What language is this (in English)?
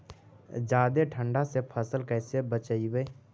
Magahi